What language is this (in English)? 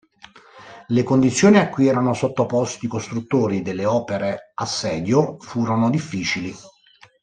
Italian